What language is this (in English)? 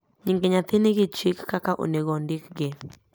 Luo (Kenya and Tanzania)